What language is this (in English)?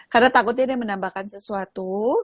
Indonesian